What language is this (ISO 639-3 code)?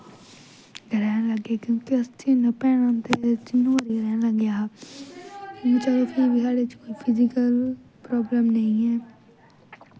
doi